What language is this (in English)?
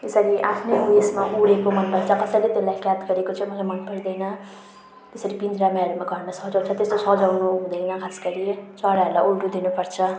Nepali